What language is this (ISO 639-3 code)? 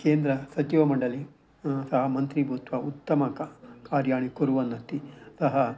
san